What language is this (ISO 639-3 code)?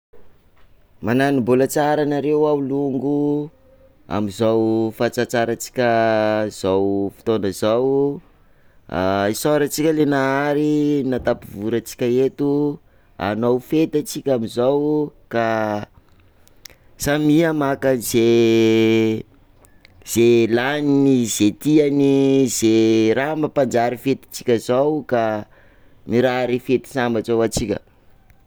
skg